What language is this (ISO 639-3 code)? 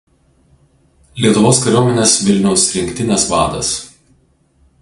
lit